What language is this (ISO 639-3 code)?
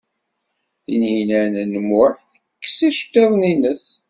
kab